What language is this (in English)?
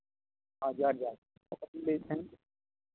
Santali